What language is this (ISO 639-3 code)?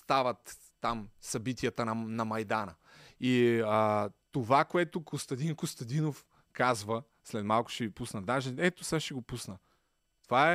bul